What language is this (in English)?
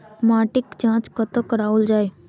Maithili